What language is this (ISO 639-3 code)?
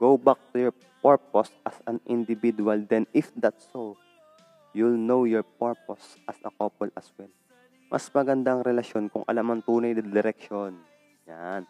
fil